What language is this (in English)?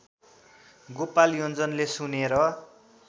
Nepali